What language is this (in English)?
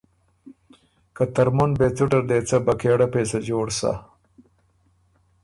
Ormuri